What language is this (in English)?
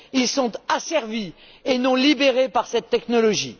French